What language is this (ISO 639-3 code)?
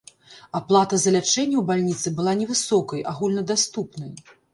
bel